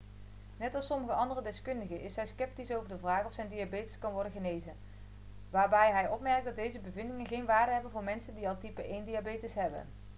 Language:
Dutch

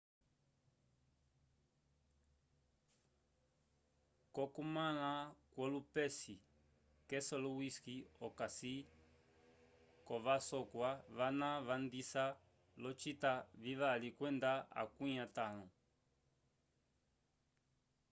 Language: Umbundu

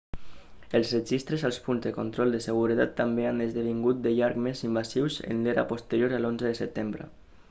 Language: Catalan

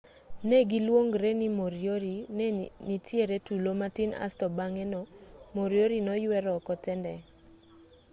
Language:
Luo (Kenya and Tanzania)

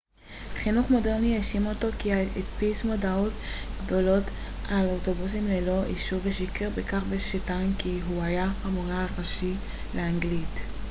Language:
Hebrew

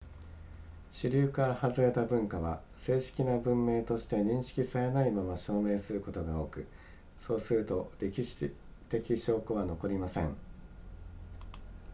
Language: Japanese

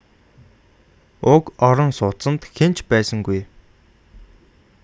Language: Mongolian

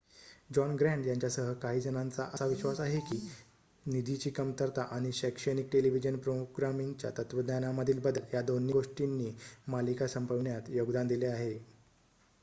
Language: Marathi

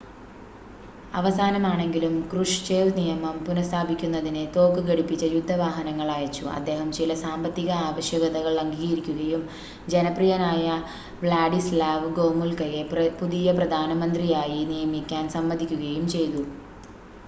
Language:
Malayalam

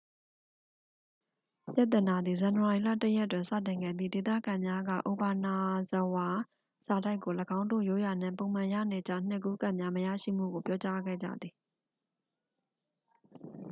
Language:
Burmese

